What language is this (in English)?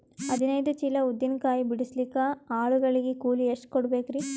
Kannada